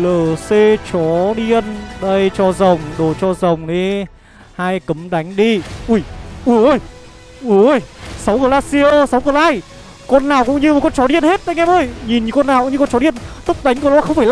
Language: Vietnamese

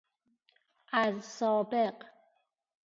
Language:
Persian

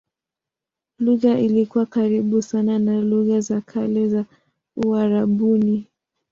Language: Swahili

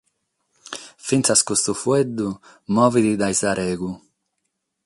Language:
Sardinian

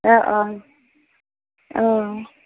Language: Assamese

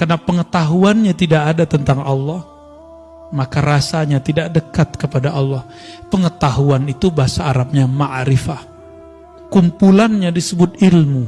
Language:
Indonesian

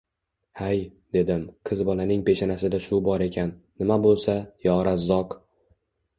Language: Uzbek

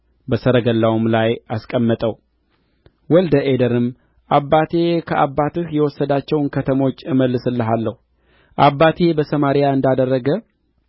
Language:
Amharic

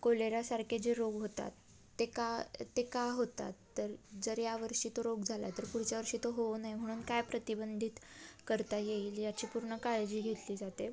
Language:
Marathi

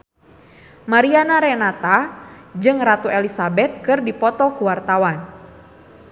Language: Sundanese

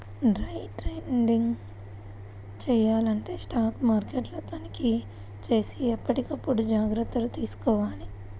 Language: Telugu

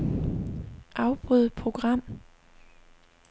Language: Danish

